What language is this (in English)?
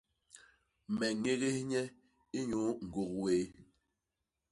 Basaa